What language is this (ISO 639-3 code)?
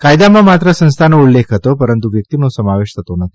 guj